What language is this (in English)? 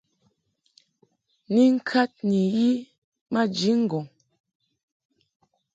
Mungaka